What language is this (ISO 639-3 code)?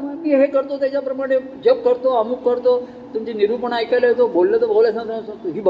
mar